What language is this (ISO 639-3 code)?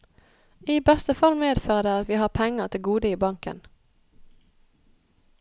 nor